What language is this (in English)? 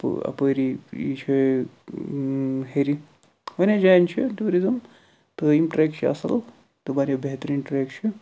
Kashmiri